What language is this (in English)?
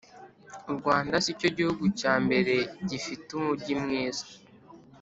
Kinyarwanda